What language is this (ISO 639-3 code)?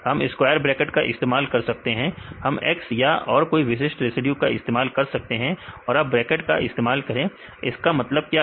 hin